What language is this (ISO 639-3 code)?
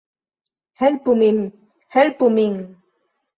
epo